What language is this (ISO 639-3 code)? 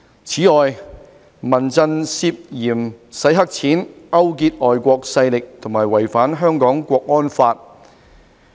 yue